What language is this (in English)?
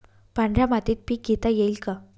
Marathi